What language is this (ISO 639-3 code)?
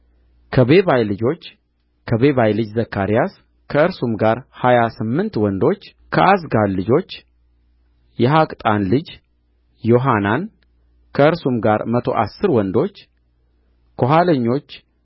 amh